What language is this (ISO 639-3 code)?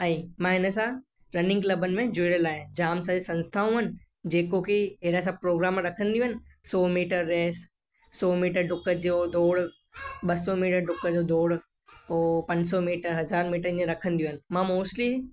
snd